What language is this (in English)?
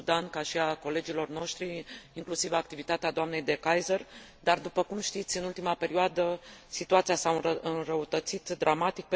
Romanian